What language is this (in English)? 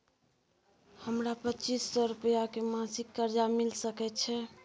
Maithili